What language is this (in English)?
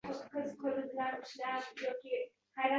Uzbek